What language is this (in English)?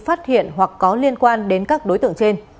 Vietnamese